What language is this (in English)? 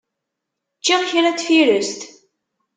Kabyle